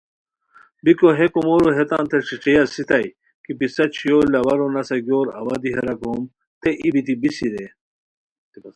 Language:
Khowar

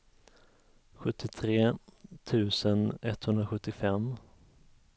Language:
Swedish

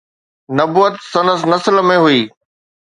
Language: Sindhi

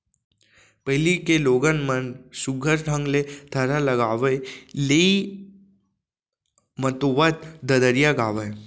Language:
Chhattisgarhi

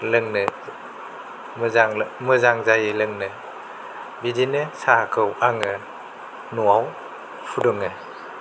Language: Bodo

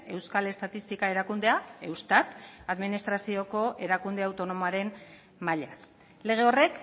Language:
Basque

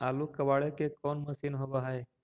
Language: Magahi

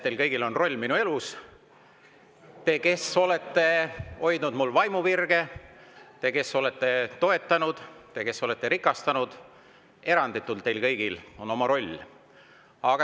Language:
Estonian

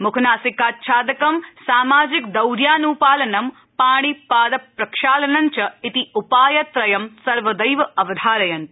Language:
Sanskrit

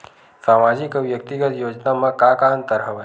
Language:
Chhattisgarhi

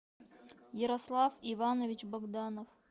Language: Russian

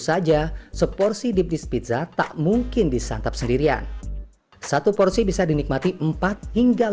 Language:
Indonesian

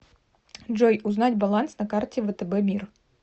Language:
Russian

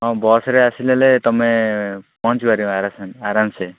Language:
Odia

